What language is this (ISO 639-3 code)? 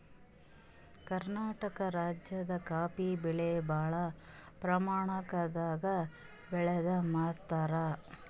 kan